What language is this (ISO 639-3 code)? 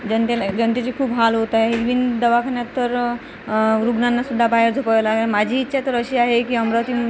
mar